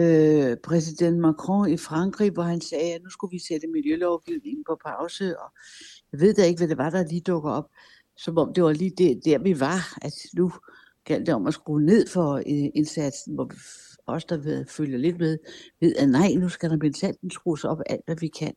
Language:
Danish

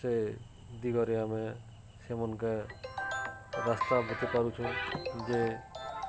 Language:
Odia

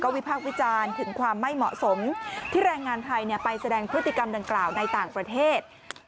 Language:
Thai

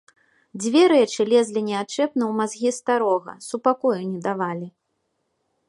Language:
Belarusian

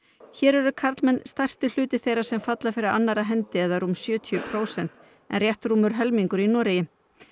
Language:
Icelandic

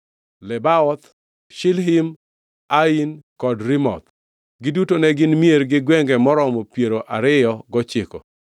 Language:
Luo (Kenya and Tanzania)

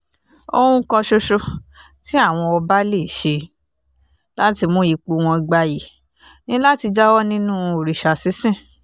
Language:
Yoruba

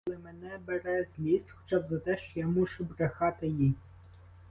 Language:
Ukrainian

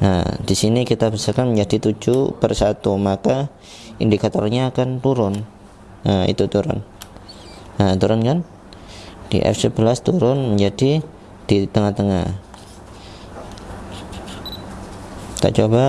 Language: Indonesian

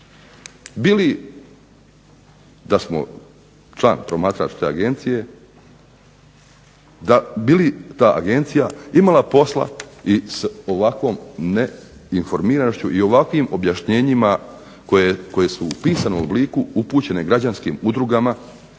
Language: Croatian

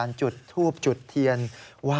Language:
Thai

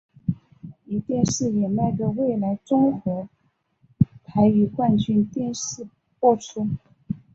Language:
Chinese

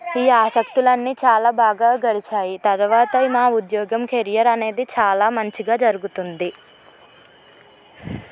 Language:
Telugu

